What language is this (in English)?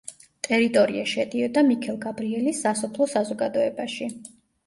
Georgian